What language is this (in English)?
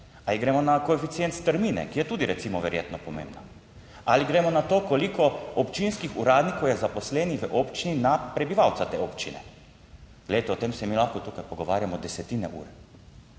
Slovenian